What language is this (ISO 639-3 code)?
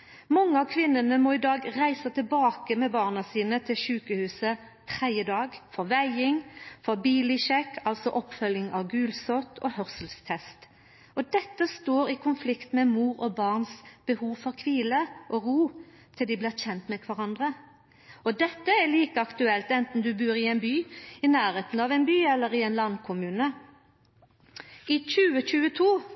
nno